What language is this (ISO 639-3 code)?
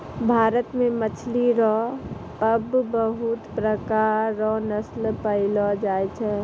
mai